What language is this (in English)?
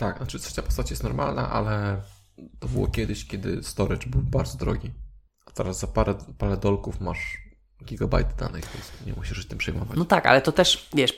Polish